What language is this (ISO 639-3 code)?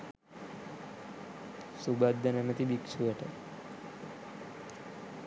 sin